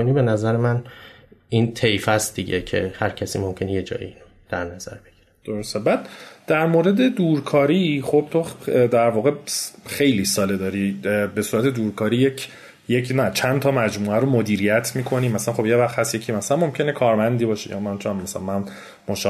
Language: Persian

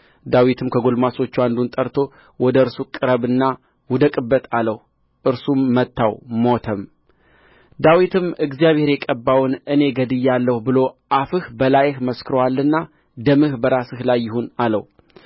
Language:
Amharic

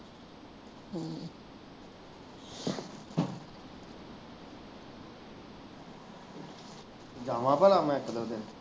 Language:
Punjabi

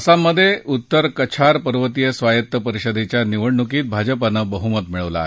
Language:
Marathi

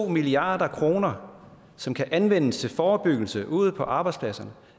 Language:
Danish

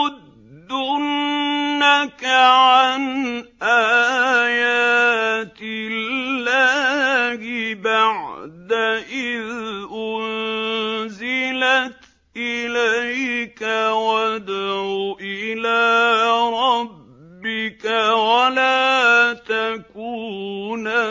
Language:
Arabic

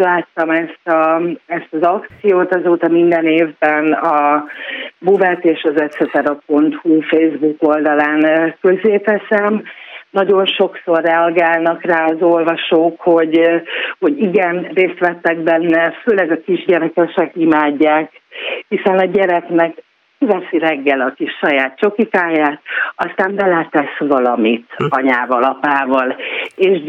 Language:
Hungarian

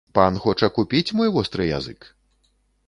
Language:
Belarusian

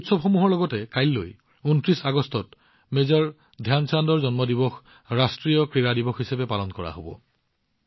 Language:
Assamese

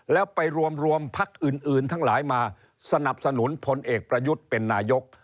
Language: Thai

